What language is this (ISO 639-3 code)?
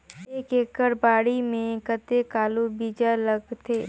hne